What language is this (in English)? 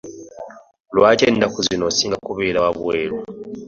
Ganda